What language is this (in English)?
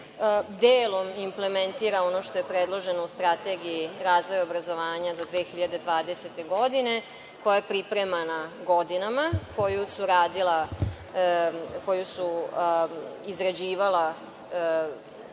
Serbian